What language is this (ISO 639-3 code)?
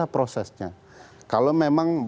ind